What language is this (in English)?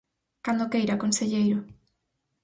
Galician